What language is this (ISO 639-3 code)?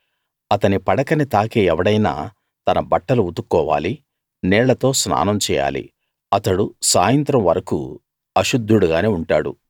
tel